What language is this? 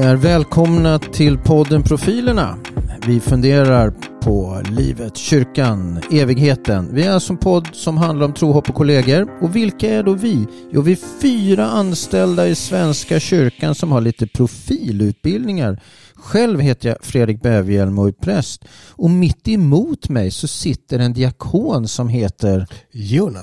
Swedish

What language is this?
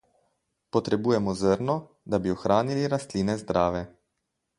Slovenian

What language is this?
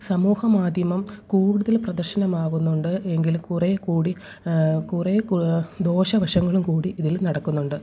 Malayalam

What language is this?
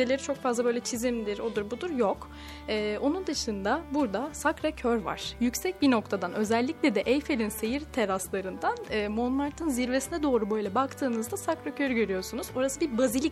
Turkish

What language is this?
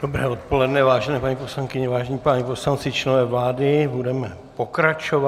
Czech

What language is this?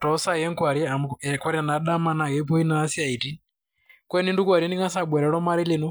Masai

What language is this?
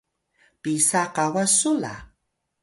Atayal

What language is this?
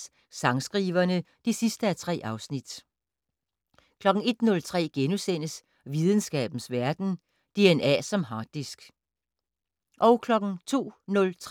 Danish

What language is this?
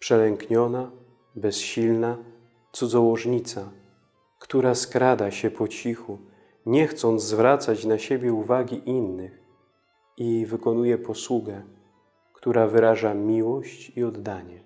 Polish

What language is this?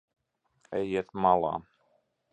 Latvian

